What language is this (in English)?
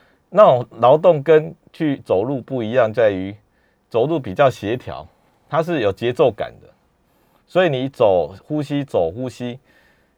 Chinese